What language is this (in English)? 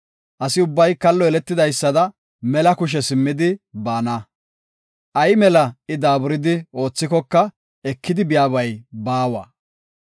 Gofa